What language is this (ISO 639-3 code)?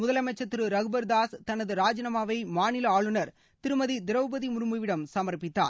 tam